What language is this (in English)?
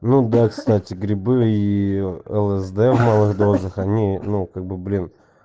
Russian